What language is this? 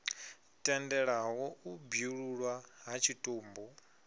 Venda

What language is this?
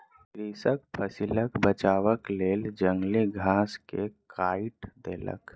Maithili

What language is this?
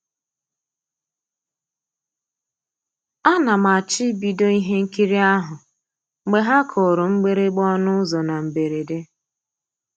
Igbo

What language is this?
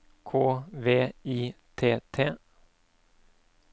Norwegian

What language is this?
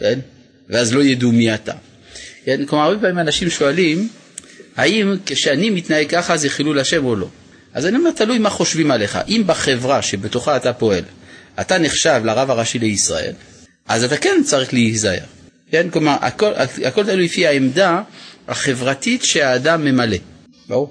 Hebrew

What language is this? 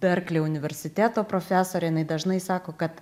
Lithuanian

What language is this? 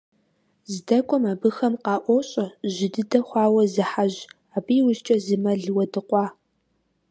Kabardian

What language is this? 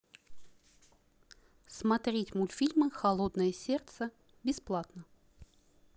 Russian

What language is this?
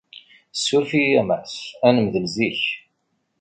Kabyle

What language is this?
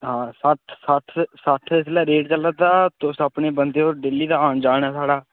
Dogri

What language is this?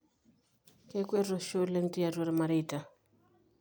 Masai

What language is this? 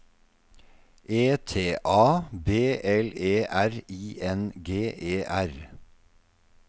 Norwegian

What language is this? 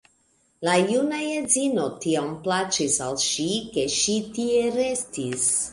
Esperanto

